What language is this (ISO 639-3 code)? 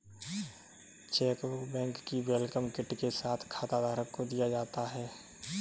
hin